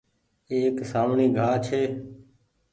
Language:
Goaria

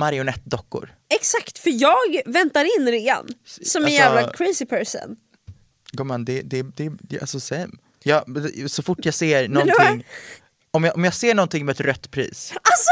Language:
Swedish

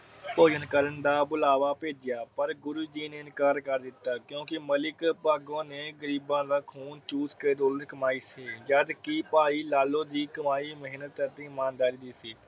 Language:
Punjabi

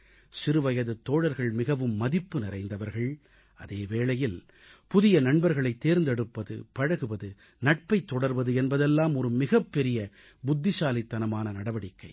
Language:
Tamil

